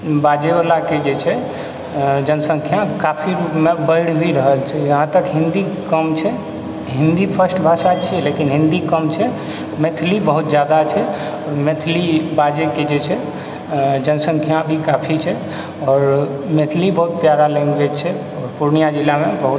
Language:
Maithili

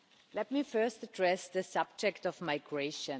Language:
English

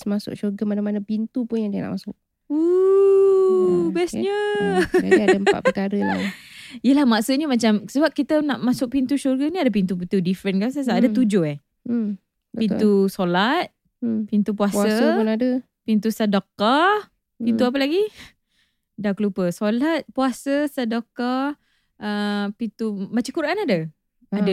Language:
Malay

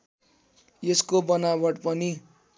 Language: Nepali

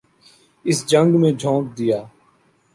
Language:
Urdu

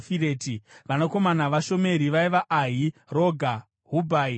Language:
Shona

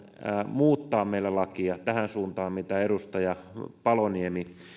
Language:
Finnish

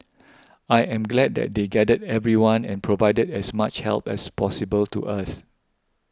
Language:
English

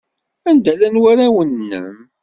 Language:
Kabyle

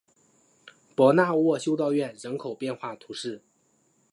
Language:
Chinese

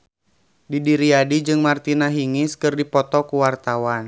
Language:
Sundanese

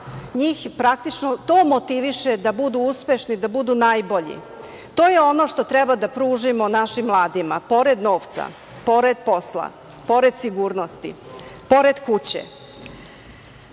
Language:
Serbian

